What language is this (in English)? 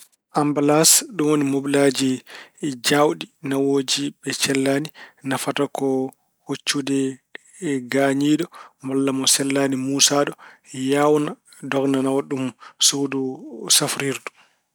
Fula